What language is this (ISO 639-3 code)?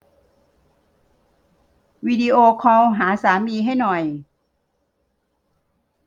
tha